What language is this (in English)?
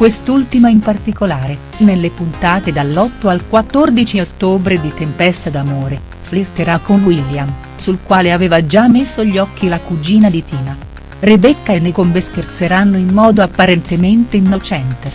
Italian